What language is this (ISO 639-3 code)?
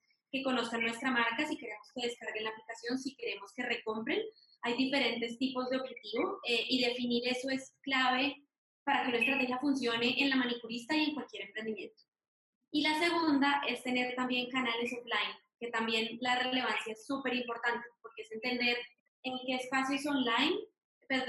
spa